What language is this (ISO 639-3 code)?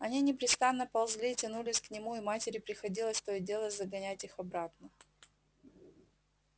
rus